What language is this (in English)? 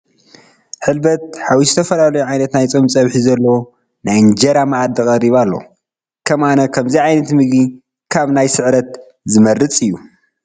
Tigrinya